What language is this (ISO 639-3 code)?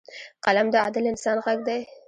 pus